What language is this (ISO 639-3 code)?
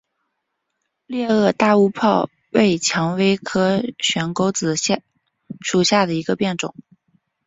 zho